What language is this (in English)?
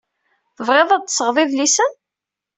Kabyle